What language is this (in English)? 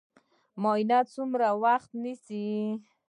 Pashto